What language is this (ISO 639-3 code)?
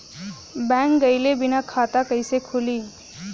bho